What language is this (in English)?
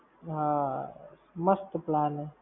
Gujarati